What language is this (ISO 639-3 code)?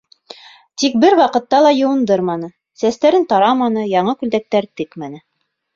bak